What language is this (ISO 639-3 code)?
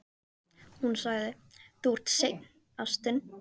isl